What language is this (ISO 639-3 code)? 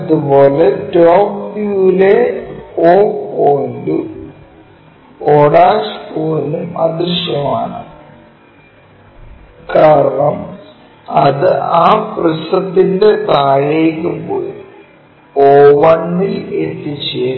mal